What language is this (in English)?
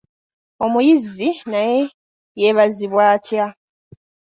Ganda